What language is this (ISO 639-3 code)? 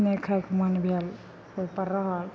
mai